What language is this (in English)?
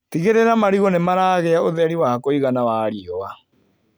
Kikuyu